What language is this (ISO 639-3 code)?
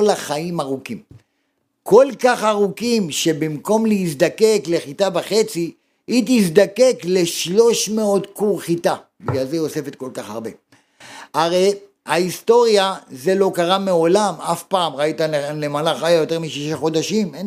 heb